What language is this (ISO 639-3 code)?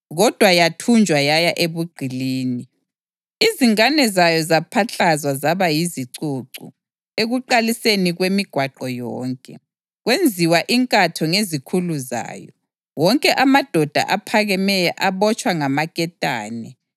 nde